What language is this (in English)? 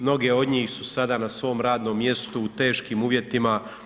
Croatian